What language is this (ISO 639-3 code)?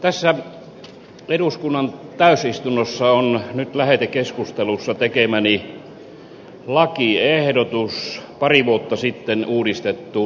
fin